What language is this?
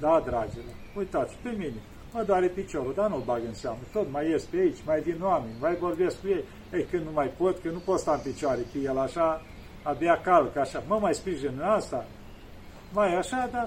Romanian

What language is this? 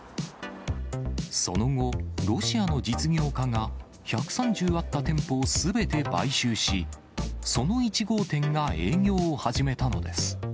Japanese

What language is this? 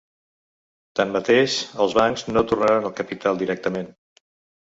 Catalan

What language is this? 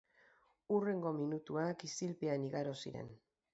Basque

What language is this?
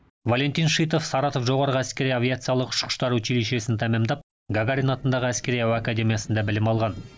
Kazakh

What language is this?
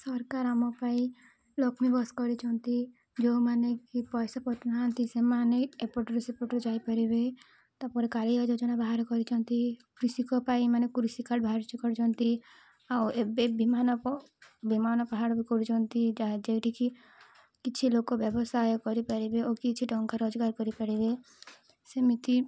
Odia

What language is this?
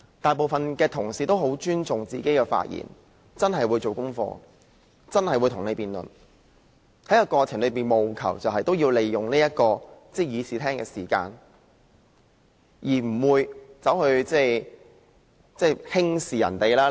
Cantonese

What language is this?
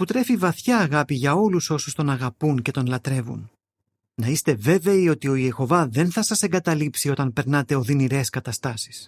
Greek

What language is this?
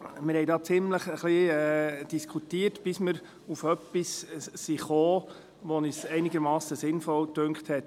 Swiss German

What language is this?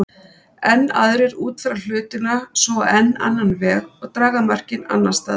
Icelandic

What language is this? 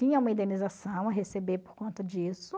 Portuguese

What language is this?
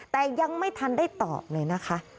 Thai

